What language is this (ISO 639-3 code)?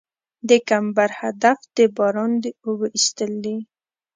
pus